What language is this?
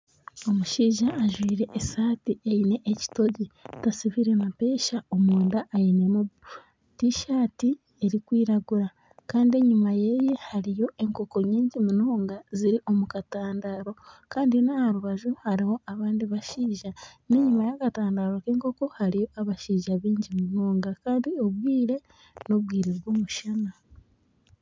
Nyankole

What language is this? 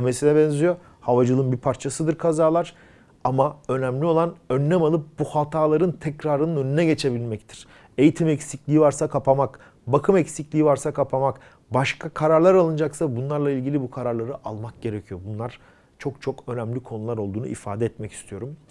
Turkish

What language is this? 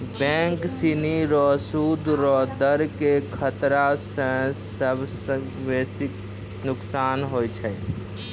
Maithili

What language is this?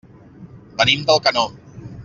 Catalan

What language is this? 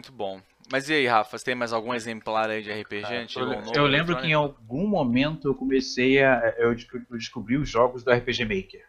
Portuguese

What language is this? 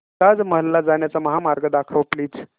Marathi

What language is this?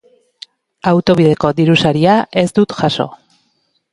Basque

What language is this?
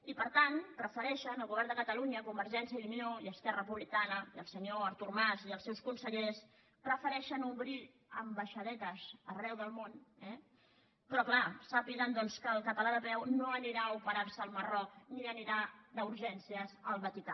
Catalan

